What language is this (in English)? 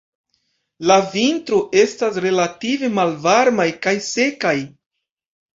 Esperanto